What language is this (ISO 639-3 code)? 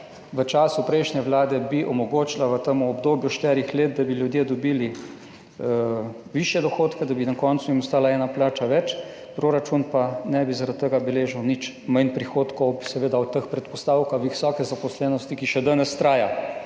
slv